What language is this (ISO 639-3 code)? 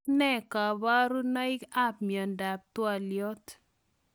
kln